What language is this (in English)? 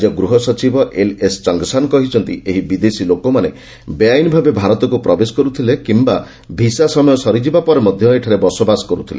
Odia